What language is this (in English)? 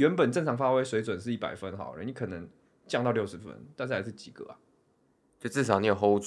Chinese